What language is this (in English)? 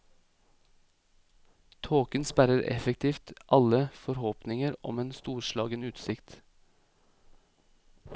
Norwegian